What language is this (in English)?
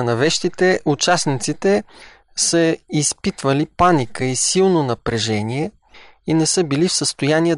Bulgarian